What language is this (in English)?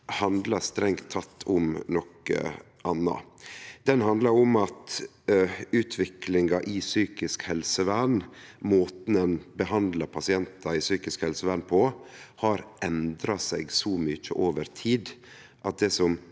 Norwegian